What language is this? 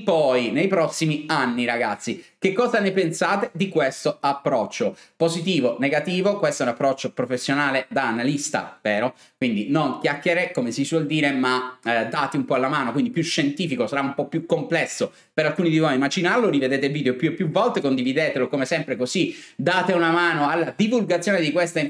Italian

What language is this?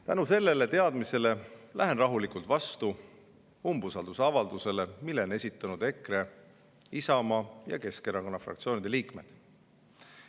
Estonian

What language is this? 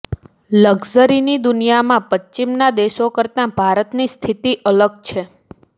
Gujarati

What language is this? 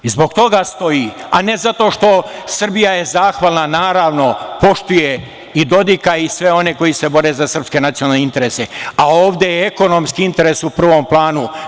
Serbian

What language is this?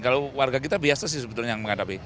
Indonesian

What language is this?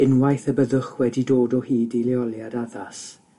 Welsh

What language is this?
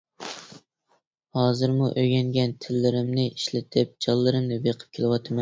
Uyghur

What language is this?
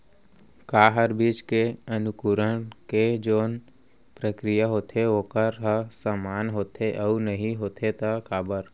Chhattisgarhi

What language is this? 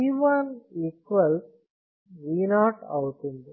Telugu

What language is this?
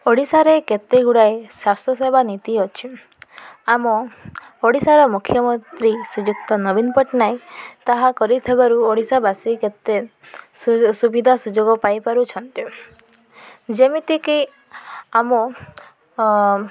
Odia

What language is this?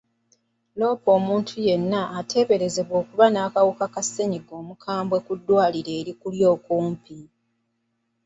Ganda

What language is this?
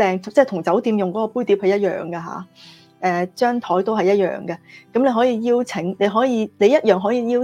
Chinese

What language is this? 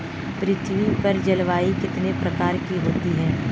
Hindi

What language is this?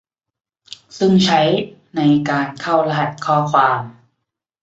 Thai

